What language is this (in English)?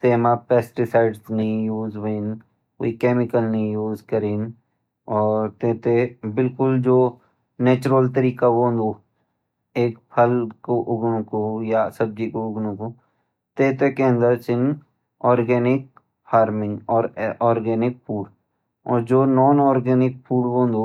Garhwali